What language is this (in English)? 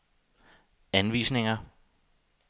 Danish